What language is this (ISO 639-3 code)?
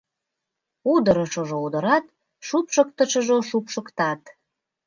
chm